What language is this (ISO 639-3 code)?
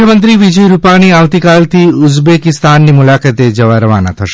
guj